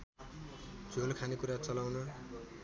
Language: Nepali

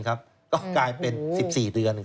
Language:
Thai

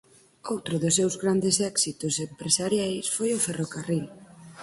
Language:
Galician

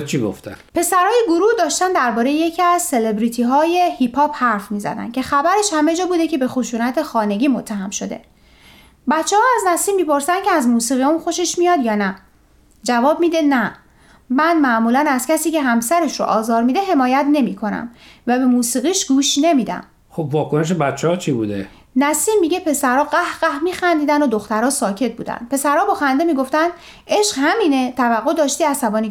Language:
Persian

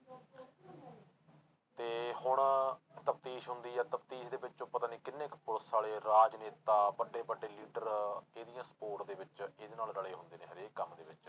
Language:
Punjabi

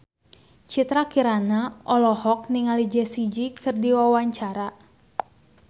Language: Sundanese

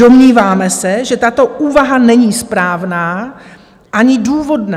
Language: Czech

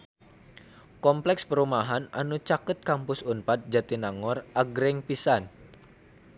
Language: Sundanese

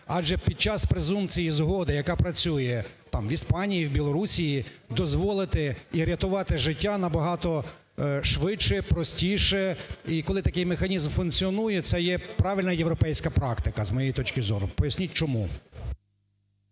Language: Ukrainian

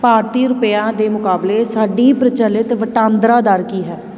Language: Punjabi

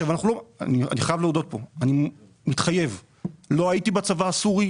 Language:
Hebrew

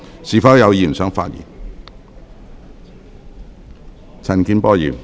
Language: Cantonese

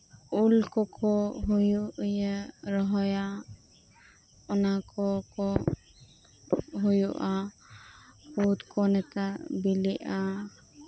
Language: Santali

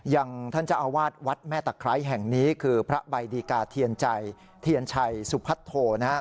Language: Thai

